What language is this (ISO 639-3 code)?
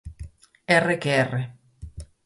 glg